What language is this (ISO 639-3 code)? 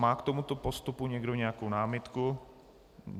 ces